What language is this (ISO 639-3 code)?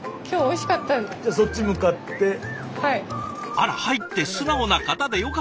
jpn